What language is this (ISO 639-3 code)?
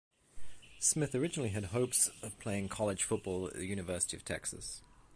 eng